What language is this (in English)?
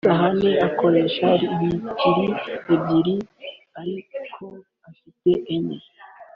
Kinyarwanda